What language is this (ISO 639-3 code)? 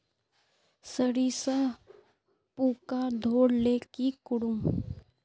mag